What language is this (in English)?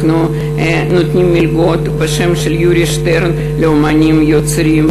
Hebrew